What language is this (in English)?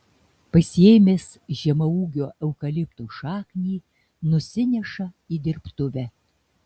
Lithuanian